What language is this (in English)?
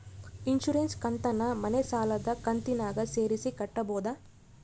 Kannada